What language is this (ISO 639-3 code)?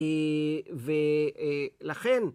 heb